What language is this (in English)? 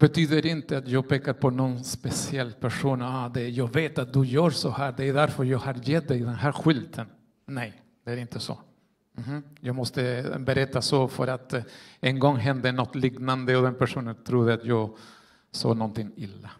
Swedish